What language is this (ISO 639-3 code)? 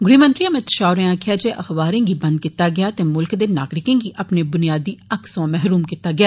doi